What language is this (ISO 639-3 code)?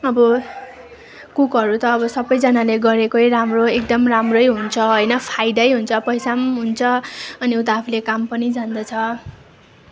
nep